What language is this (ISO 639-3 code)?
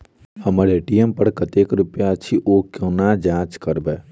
mai